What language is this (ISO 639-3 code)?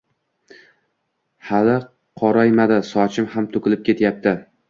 uzb